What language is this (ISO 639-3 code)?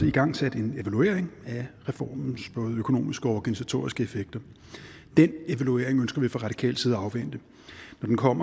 dan